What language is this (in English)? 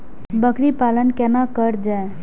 Maithili